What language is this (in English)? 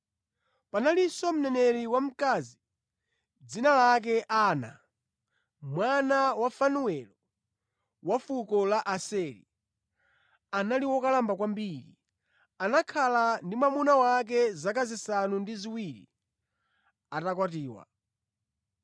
Nyanja